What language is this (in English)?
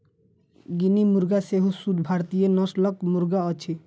Maithili